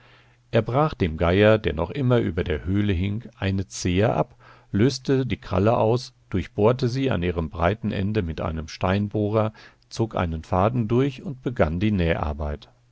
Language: German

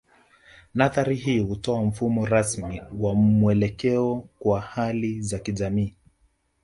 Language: Swahili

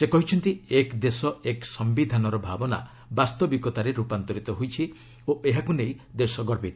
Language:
Odia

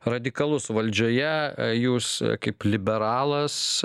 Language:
Lithuanian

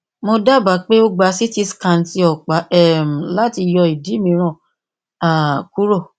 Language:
Yoruba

